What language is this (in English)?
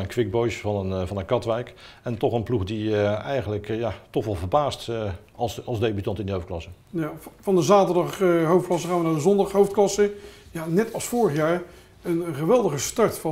Dutch